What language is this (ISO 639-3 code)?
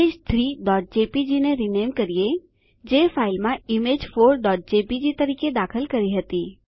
guj